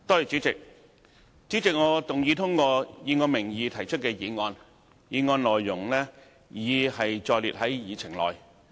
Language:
Cantonese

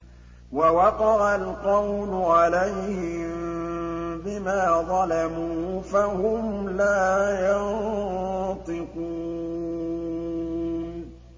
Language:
Arabic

